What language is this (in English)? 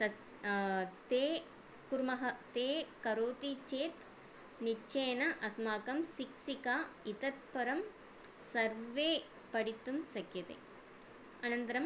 Sanskrit